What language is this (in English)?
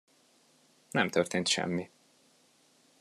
Hungarian